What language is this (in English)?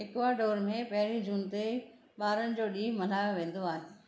Sindhi